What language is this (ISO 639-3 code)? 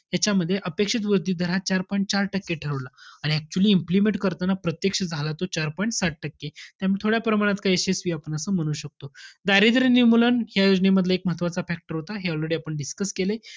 mar